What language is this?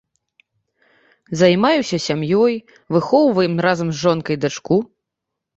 Belarusian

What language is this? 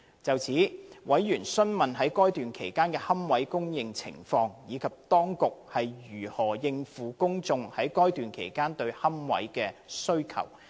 Cantonese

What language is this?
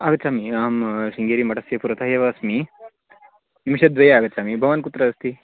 Sanskrit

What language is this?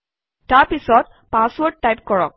Assamese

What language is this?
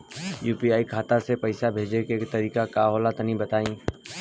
Bhojpuri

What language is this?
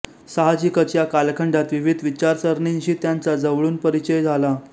Marathi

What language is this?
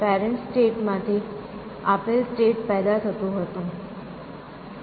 Gujarati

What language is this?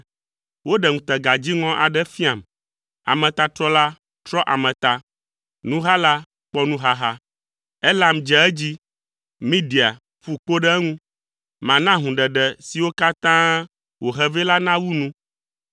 Ewe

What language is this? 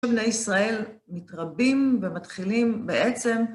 Hebrew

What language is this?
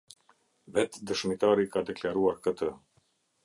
Albanian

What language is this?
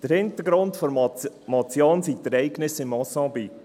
Swiss German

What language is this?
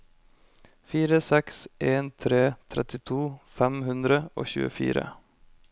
Norwegian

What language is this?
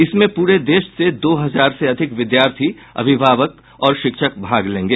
Hindi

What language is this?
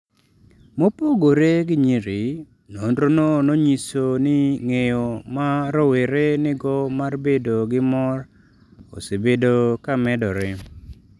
Luo (Kenya and Tanzania)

